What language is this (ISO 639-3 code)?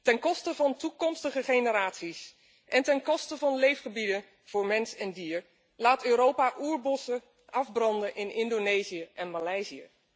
nld